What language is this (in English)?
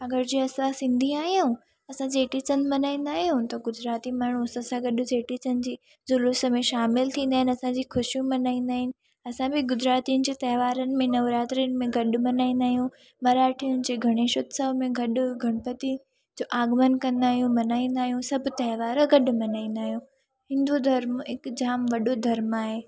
Sindhi